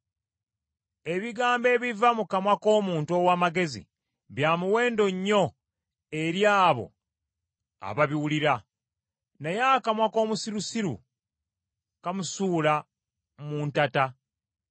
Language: Ganda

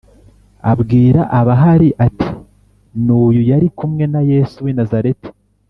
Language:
Kinyarwanda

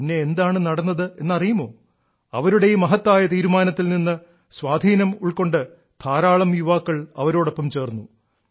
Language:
Malayalam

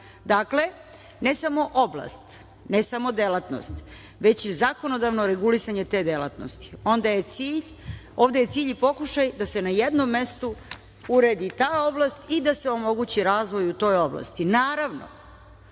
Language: Serbian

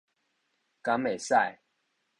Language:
Min Nan Chinese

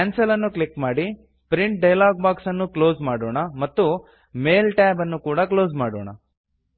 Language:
Kannada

